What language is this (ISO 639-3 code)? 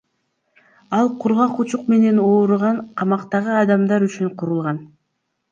kir